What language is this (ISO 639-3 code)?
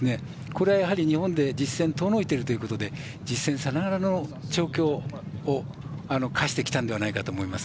jpn